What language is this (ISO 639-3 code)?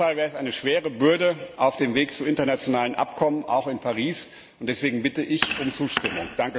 deu